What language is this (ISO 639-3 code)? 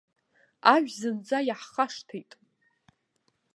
abk